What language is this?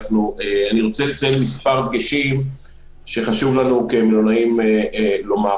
Hebrew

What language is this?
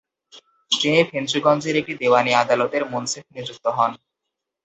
Bangla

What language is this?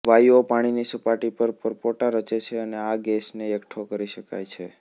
Gujarati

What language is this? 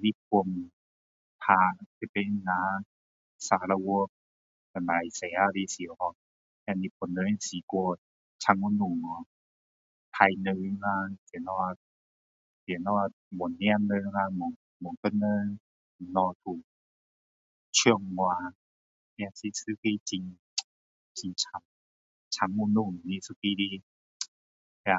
Min Dong Chinese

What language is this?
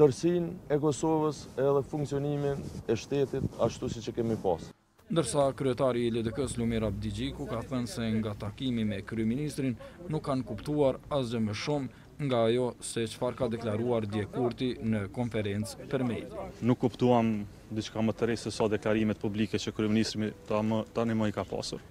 Romanian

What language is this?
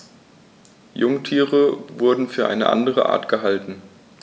German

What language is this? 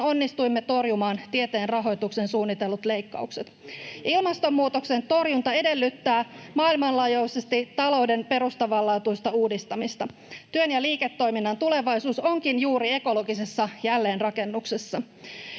Finnish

